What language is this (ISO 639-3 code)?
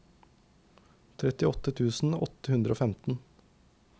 nor